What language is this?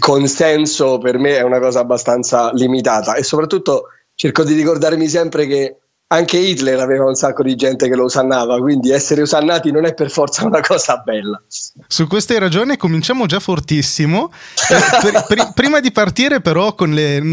Italian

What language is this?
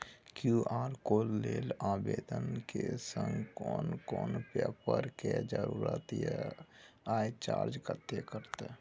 Maithili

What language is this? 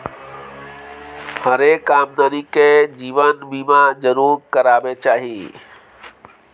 Maithili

